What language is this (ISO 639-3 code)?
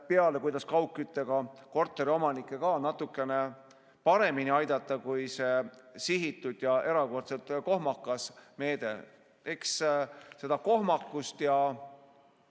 est